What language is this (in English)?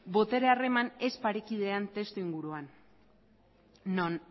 Basque